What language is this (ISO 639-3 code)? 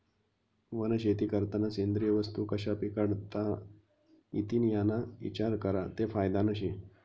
mar